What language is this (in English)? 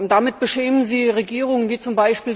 German